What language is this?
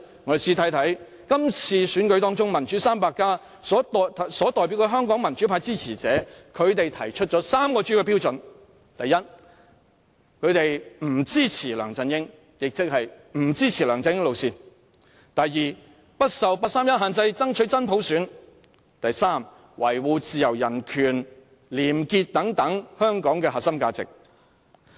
Cantonese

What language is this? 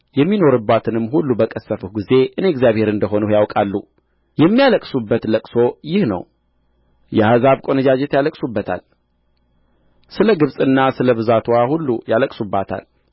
Amharic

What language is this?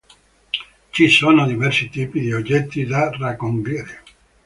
Italian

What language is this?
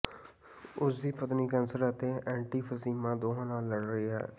Punjabi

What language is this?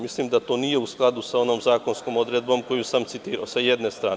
Serbian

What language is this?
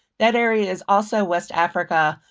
English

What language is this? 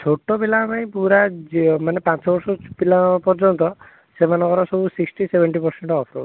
Odia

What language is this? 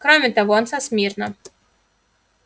Russian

